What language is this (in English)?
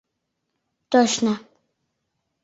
Mari